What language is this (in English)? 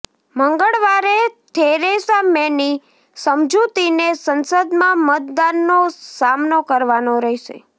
Gujarati